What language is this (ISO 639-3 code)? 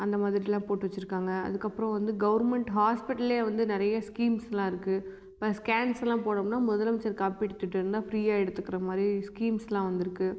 tam